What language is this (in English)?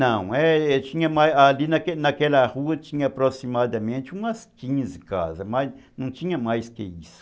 Portuguese